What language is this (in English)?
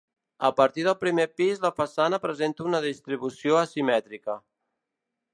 Catalan